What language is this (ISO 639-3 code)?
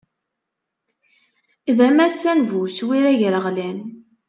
kab